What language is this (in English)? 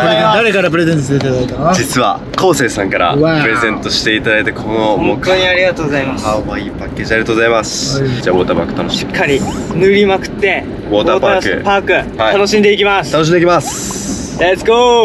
Japanese